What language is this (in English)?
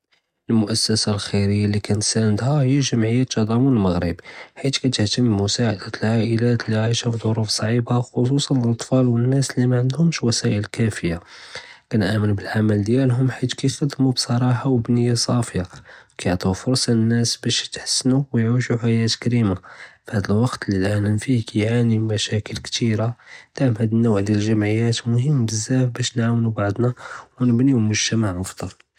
Judeo-Arabic